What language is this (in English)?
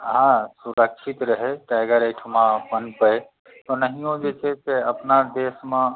Maithili